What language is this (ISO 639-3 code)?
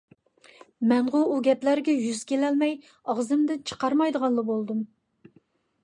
uig